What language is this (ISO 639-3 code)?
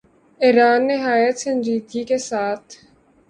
urd